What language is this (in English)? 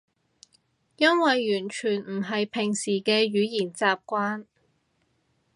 Cantonese